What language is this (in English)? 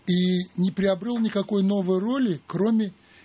Russian